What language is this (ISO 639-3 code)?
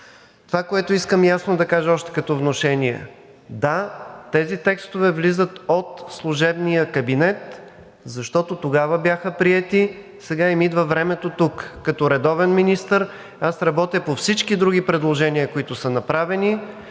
bul